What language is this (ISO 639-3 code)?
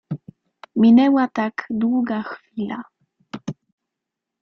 pol